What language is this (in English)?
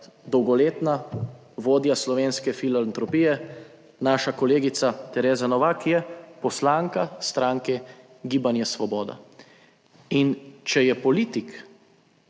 Slovenian